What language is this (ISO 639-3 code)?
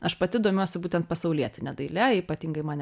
lit